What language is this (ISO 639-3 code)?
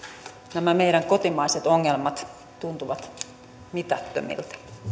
fin